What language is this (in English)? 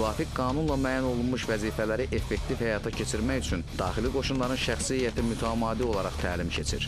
Turkish